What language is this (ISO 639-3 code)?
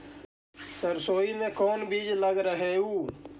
mag